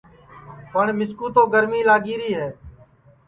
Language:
Sansi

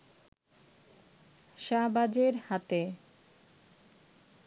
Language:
Bangla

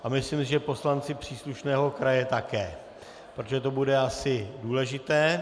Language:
Czech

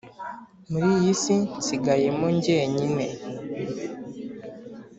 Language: Kinyarwanda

